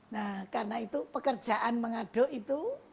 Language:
Indonesian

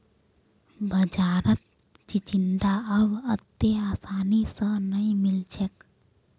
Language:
Magahi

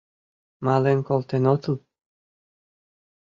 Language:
Mari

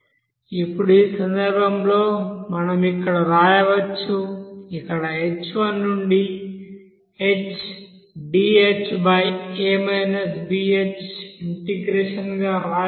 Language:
Telugu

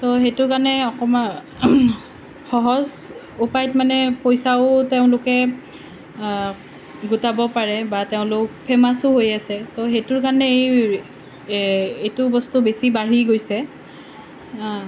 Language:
Assamese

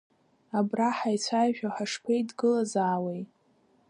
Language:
Abkhazian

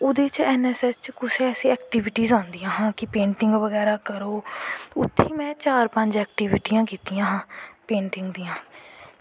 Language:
Dogri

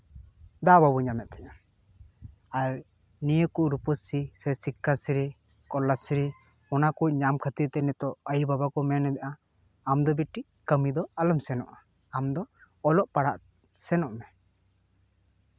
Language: Santali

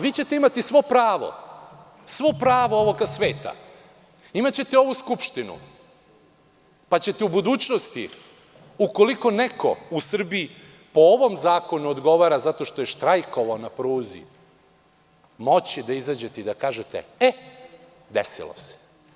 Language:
Serbian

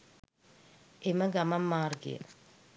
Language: Sinhala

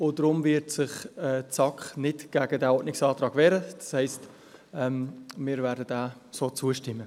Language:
Swiss German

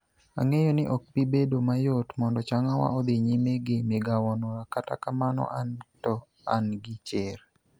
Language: Luo (Kenya and Tanzania)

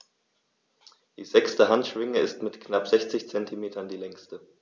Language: German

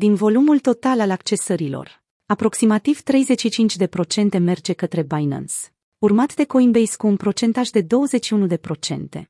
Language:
Romanian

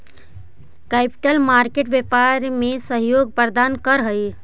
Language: Magahi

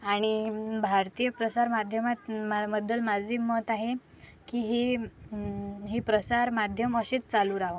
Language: Marathi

